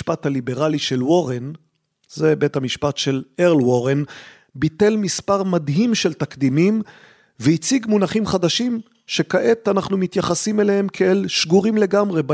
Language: Hebrew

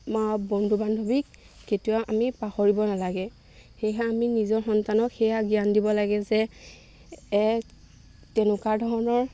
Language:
Assamese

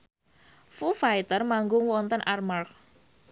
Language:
Javanese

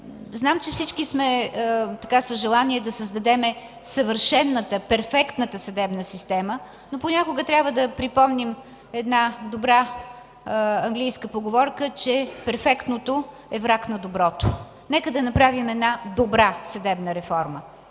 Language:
Bulgarian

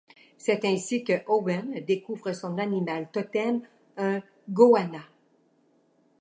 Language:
French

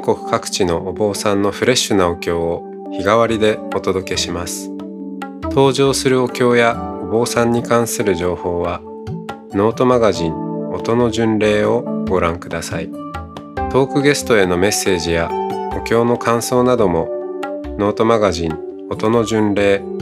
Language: Japanese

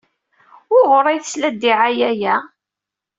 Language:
Kabyle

